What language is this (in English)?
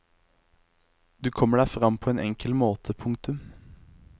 Norwegian